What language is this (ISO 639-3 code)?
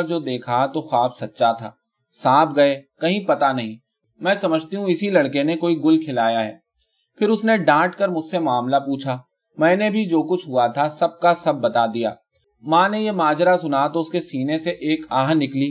urd